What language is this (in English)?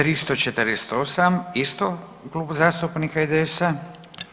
Croatian